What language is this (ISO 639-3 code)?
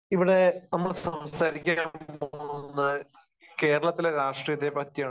mal